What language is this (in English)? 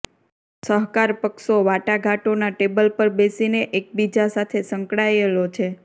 Gujarati